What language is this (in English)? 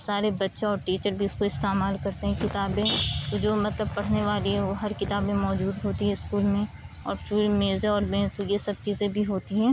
Urdu